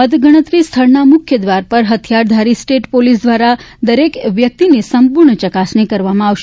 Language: Gujarati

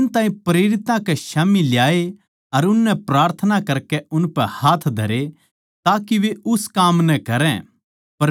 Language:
Haryanvi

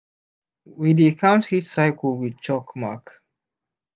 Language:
Nigerian Pidgin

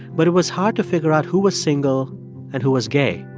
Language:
English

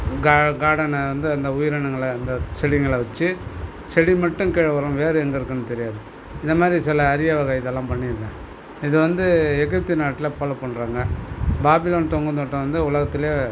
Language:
Tamil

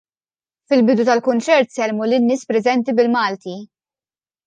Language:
Maltese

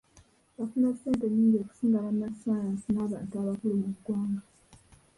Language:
Ganda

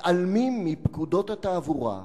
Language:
Hebrew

